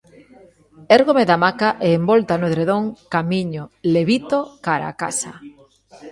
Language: Galician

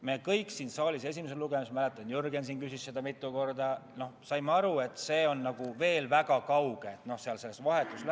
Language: Estonian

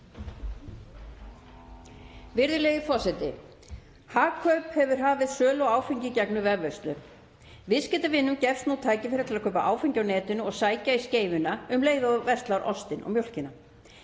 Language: Icelandic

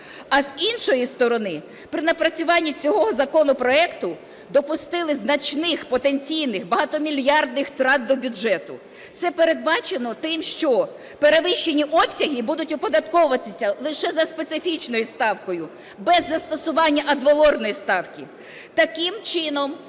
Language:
Ukrainian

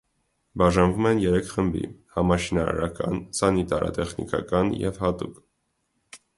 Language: Armenian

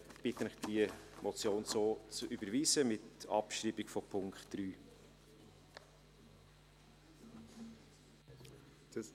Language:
Swiss German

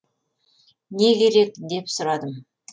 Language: Kazakh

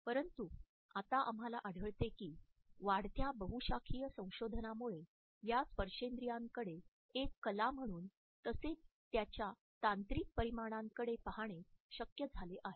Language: Marathi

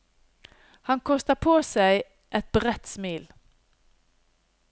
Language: Norwegian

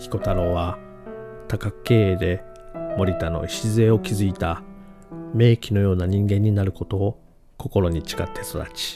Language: Japanese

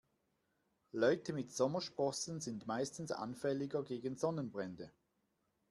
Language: German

